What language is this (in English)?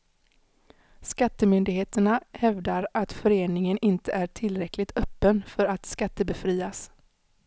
Swedish